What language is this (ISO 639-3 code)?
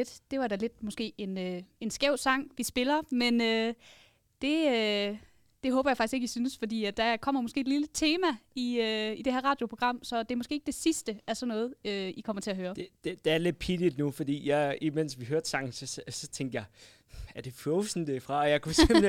dan